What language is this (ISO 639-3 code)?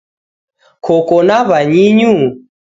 dav